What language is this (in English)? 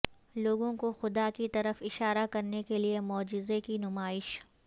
Urdu